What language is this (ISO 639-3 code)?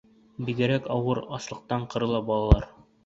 bak